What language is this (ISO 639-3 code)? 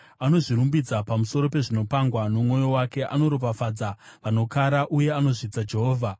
sna